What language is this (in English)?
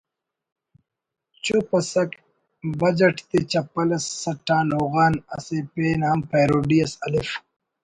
Brahui